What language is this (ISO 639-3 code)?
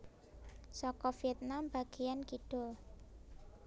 jav